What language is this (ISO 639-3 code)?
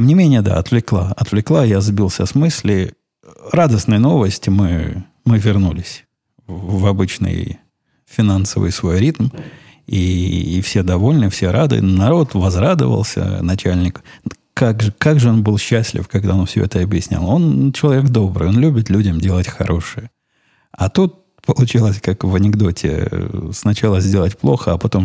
rus